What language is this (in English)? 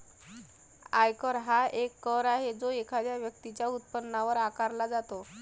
Marathi